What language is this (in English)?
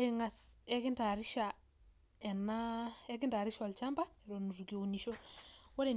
Masai